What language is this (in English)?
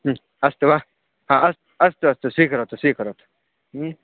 Sanskrit